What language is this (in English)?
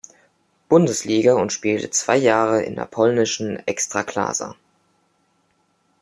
German